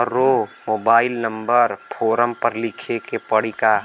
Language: Bhojpuri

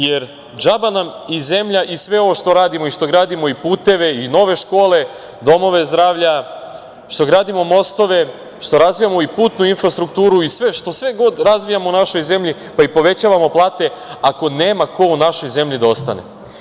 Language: Serbian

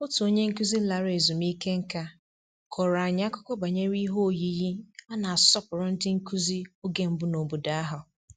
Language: Igbo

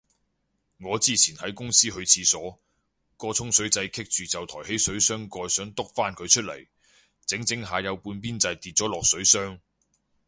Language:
Cantonese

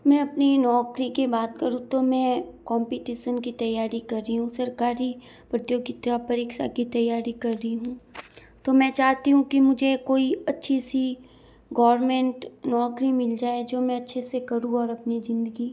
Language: Hindi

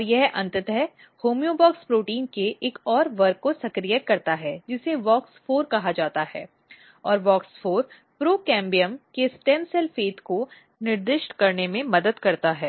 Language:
Hindi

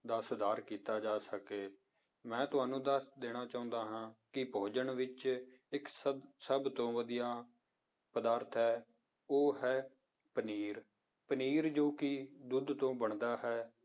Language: Punjabi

